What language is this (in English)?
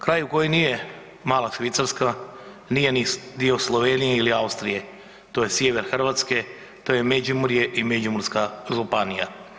Croatian